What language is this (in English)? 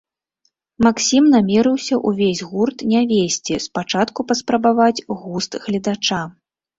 Belarusian